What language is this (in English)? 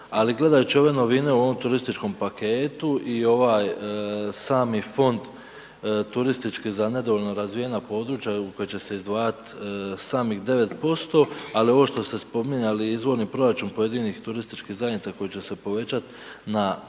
Croatian